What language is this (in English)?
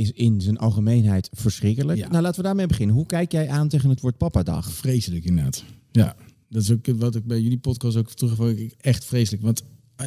Dutch